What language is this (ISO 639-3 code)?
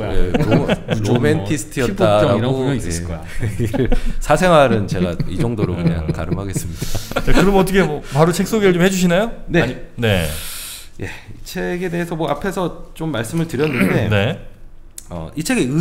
kor